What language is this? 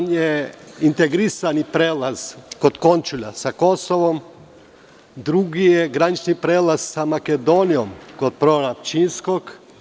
Serbian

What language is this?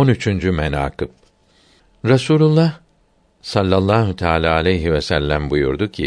Turkish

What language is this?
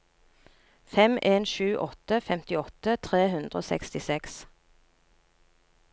Norwegian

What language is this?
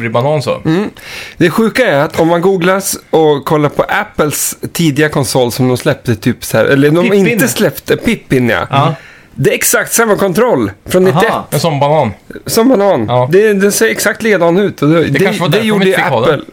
Swedish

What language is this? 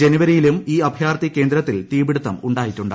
Malayalam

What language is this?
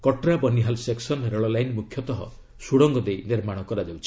Odia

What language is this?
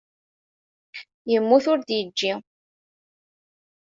Kabyle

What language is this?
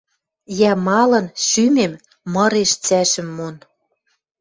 Western Mari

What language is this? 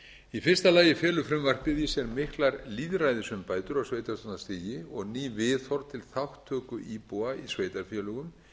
Icelandic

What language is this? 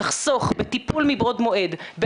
Hebrew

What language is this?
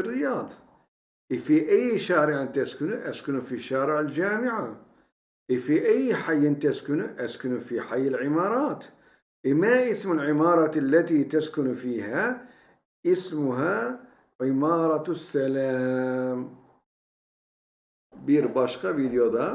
Turkish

